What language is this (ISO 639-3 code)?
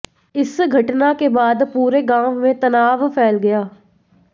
hin